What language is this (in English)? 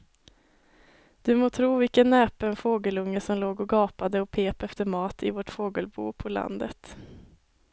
Swedish